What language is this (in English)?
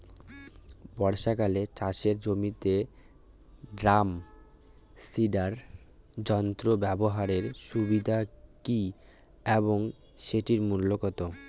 Bangla